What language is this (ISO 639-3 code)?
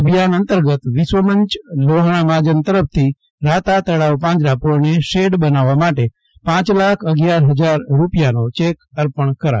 guj